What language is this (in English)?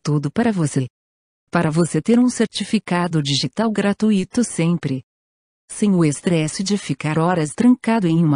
Portuguese